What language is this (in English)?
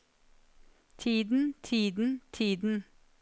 Norwegian